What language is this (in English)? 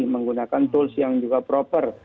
Indonesian